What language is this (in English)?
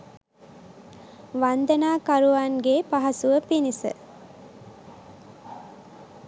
Sinhala